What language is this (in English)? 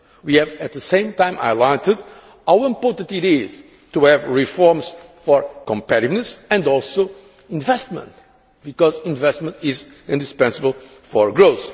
English